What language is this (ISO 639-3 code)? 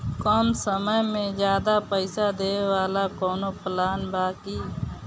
bho